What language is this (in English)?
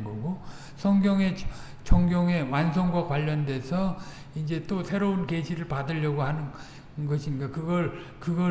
Korean